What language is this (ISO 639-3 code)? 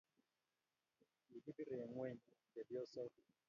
kln